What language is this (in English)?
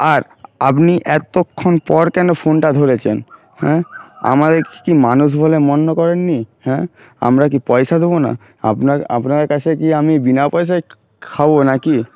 Bangla